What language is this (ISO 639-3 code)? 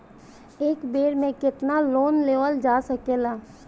bho